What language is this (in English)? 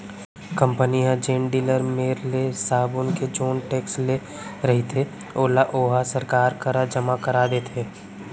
Chhattisgarhi